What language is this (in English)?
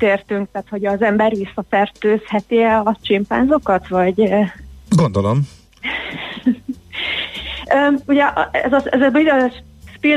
Hungarian